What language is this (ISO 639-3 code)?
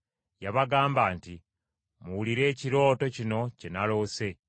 lug